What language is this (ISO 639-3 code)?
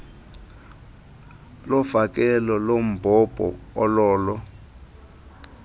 xho